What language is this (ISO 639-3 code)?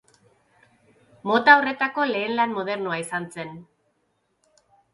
eus